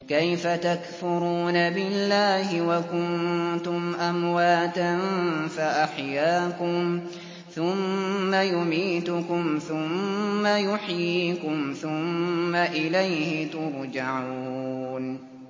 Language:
Arabic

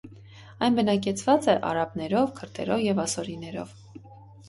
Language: Armenian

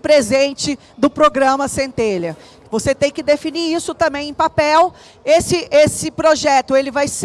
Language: Portuguese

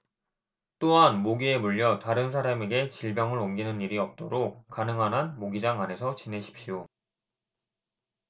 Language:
Korean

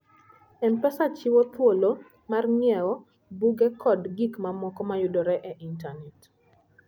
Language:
Luo (Kenya and Tanzania)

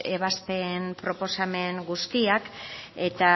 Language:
Basque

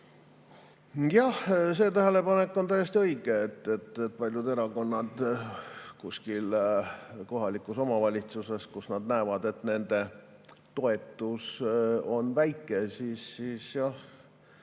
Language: Estonian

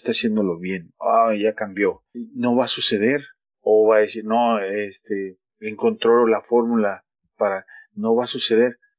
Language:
Spanish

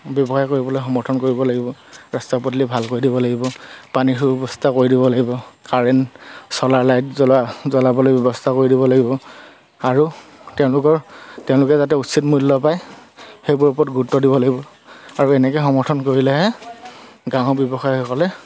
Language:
Assamese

